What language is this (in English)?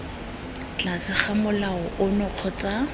Tswana